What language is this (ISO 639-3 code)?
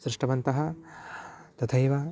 san